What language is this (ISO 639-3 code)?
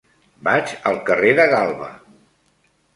cat